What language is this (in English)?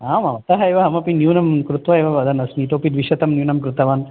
Sanskrit